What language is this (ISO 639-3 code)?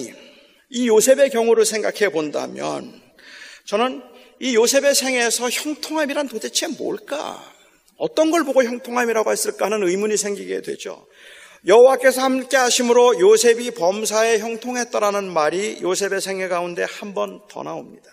kor